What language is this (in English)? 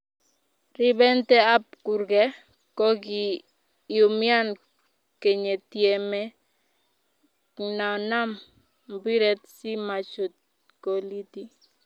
Kalenjin